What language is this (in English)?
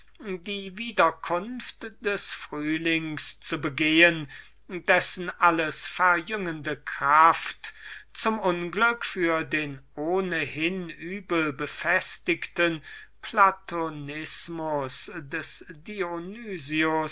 German